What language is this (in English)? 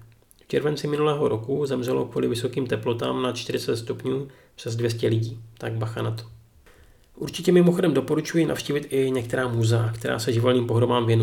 Czech